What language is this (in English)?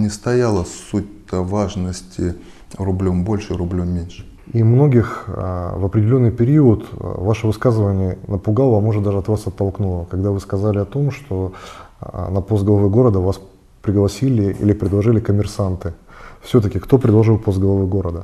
Russian